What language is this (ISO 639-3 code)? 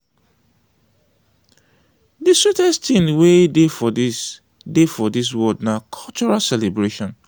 pcm